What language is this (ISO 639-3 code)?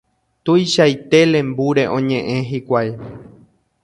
grn